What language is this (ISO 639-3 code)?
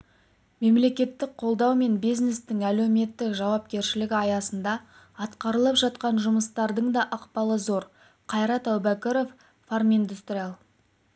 kaz